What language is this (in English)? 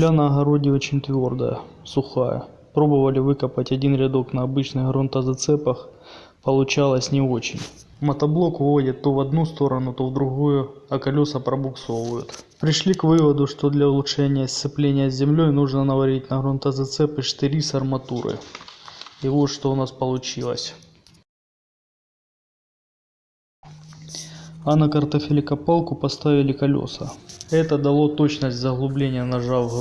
Russian